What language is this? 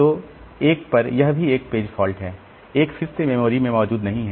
Hindi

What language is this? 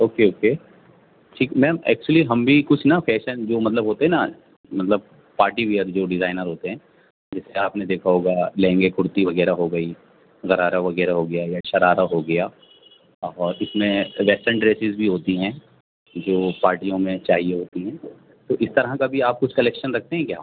Urdu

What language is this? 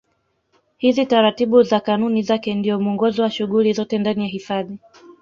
Swahili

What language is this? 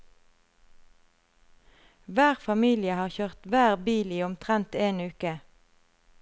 Norwegian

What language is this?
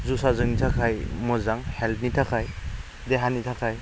Bodo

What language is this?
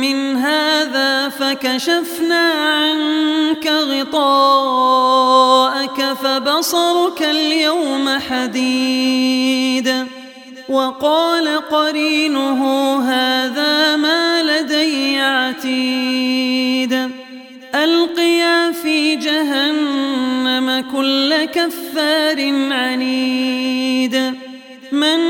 Arabic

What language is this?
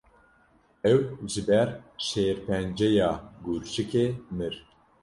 Kurdish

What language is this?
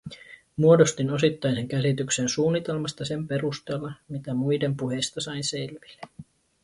Finnish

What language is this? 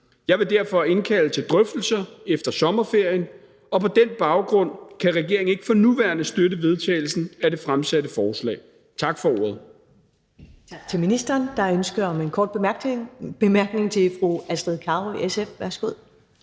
Danish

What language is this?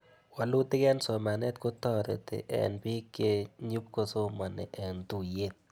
Kalenjin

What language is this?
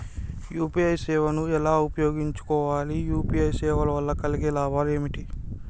Telugu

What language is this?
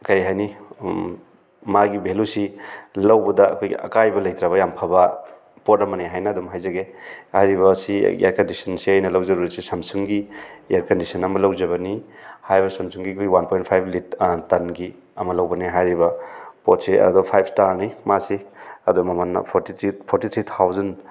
Manipuri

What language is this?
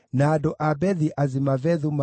Kikuyu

